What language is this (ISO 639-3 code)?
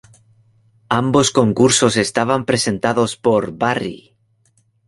spa